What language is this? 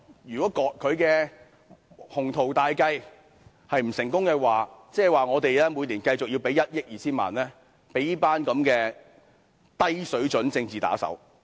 Cantonese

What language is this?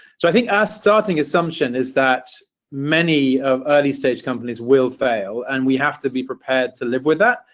English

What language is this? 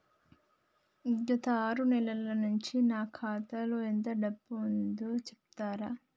Telugu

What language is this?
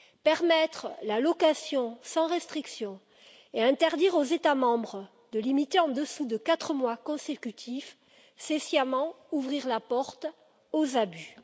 French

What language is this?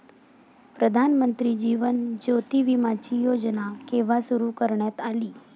Marathi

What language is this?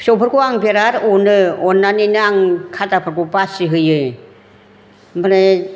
Bodo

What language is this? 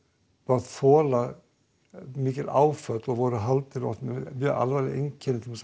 Icelandic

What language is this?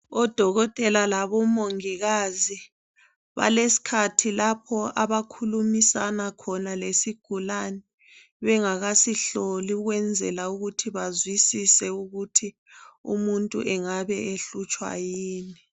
North Ndebele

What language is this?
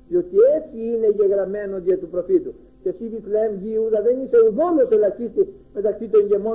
Greek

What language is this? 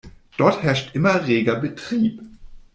German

